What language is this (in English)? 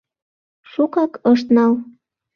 Mari